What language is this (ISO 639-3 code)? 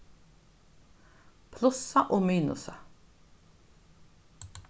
fao